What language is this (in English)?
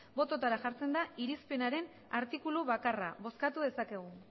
Basque